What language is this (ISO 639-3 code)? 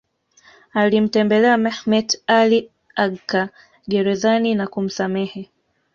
swa